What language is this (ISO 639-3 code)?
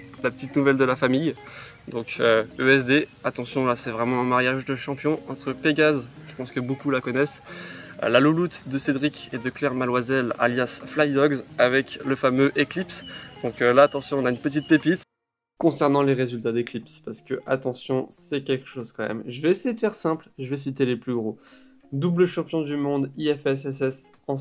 fra